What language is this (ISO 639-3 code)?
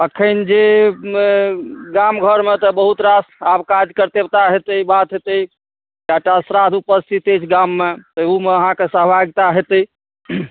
mai